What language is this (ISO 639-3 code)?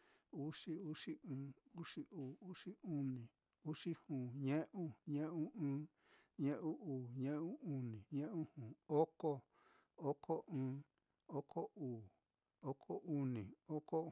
vmm